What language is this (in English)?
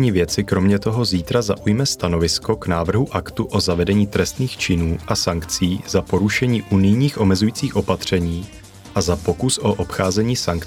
Czech